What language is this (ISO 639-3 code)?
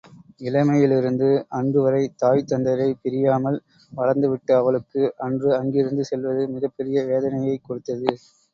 tam